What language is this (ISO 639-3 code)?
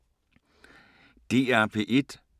dan